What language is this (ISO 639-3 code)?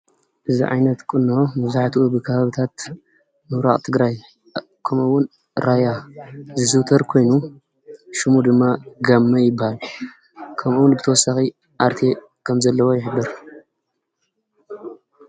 tir